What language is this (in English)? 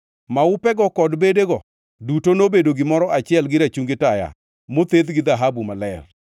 Luo (Kenya and Tanzania)